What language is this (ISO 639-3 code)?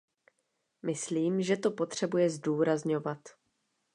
ces